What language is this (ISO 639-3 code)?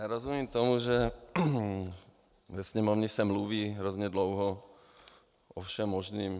ces